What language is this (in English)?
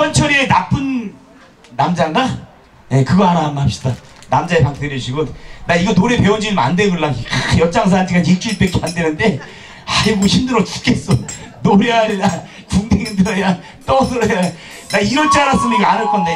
Korean